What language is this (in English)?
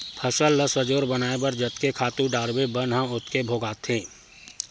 Chhattisgarhi